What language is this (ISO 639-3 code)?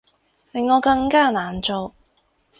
yue